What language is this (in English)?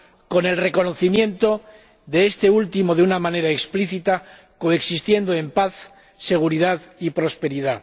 Spanish